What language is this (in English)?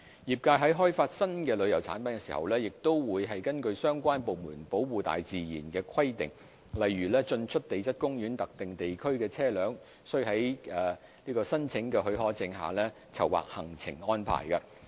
Cantonese